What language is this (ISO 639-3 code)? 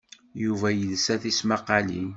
kab